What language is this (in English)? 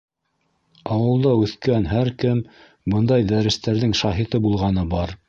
Bashkir